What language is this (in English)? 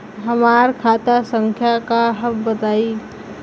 Bhojpuri